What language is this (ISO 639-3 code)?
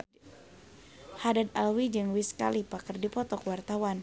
sun